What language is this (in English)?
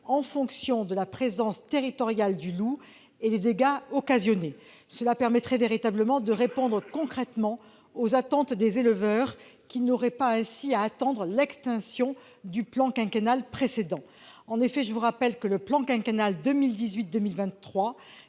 French